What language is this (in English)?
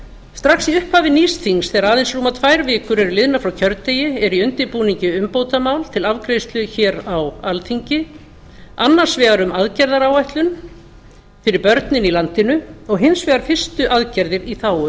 Icelandic